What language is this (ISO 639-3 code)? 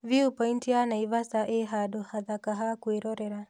kik